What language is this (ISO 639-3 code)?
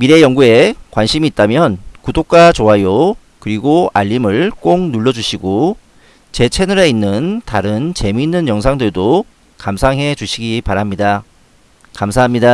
kor